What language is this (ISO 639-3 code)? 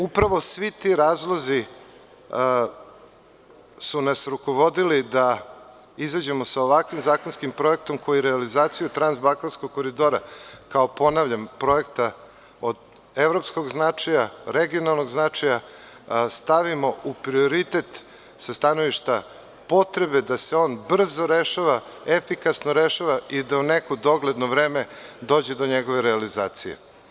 srp